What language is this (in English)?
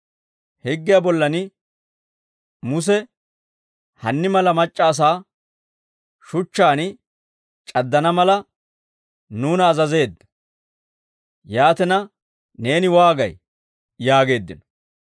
Dawro